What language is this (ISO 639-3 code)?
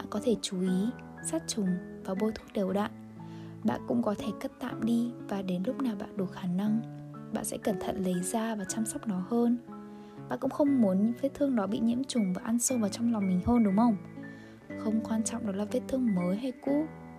vie